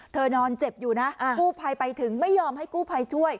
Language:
Thai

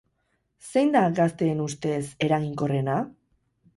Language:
Basque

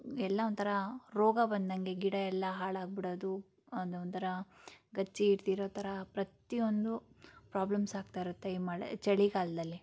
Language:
Kannada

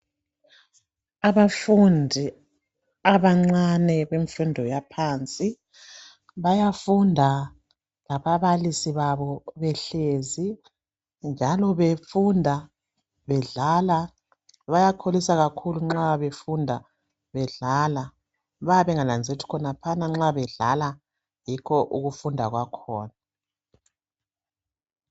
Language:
North Ndebele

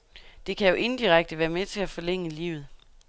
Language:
Danish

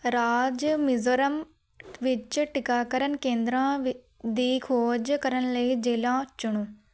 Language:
Punjabi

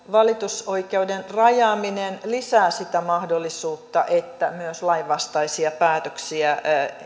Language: Finnish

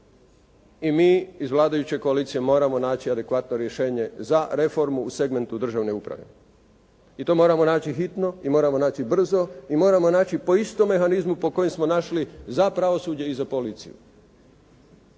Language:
Croatian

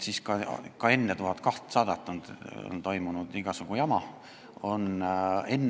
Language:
Estonian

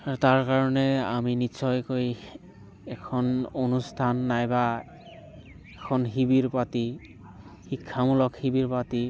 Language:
Assamese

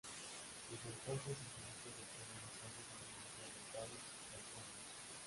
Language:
Spanish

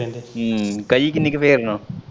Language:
Punjabi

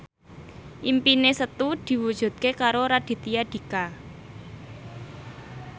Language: Javanese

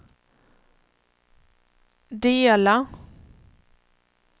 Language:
Swedish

